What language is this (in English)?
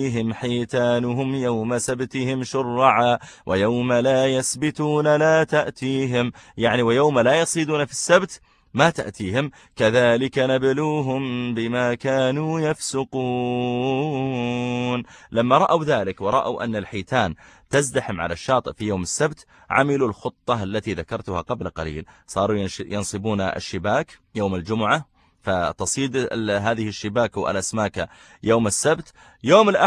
Arabic